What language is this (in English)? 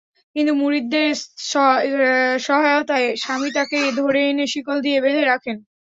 Bangla